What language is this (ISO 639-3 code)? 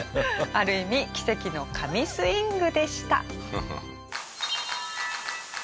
jpn